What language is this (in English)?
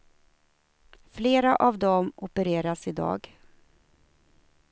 Swedish